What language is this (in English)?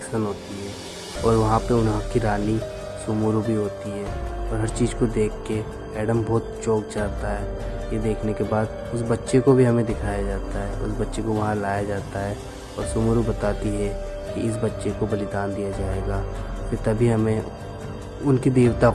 Hindi